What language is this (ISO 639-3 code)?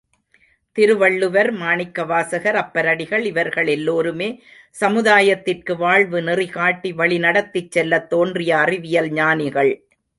tam